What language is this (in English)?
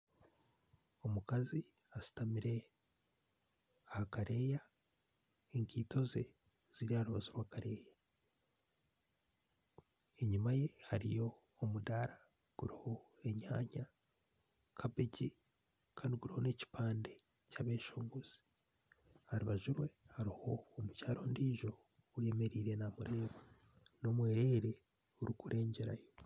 Nyankole